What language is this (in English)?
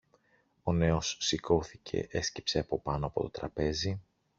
Greek